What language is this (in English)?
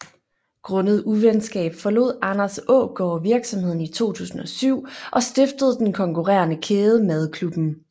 Danish